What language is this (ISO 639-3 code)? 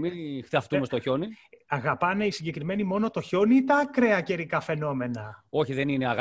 ell